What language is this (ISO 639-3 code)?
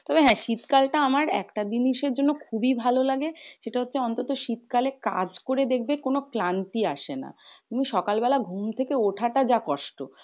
ben